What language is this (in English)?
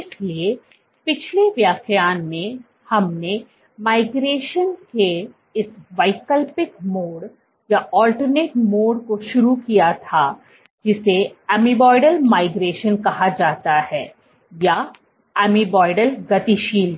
Hindi